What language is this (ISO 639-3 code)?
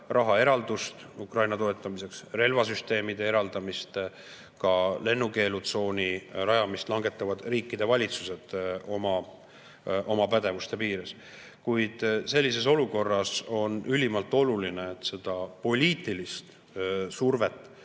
est